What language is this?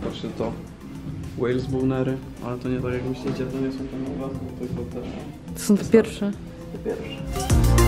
Polish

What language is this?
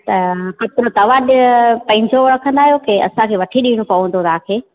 Sindhi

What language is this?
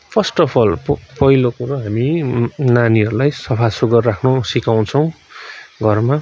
Nepali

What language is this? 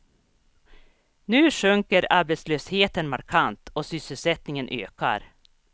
Swedish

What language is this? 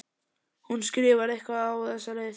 Icelandic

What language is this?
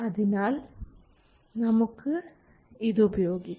Malayalam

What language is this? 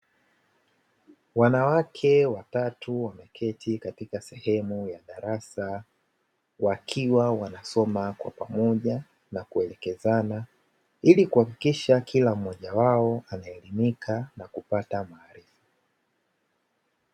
Swahili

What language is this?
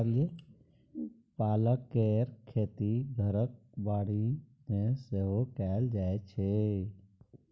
Maithili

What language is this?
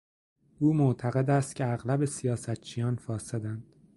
Persian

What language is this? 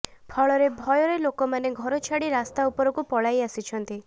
Odia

